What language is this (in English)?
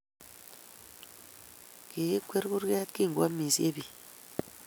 Kalenjin